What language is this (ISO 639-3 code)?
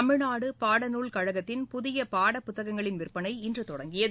tam